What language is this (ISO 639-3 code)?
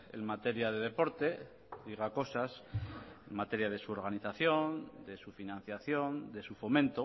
spa